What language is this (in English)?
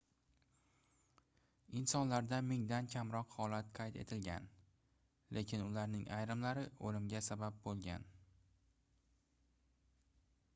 Uzbek